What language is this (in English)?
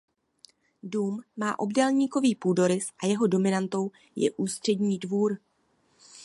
Czech